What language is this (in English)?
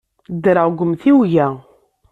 Kabyle